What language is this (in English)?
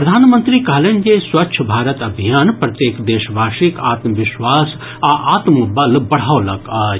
Maithili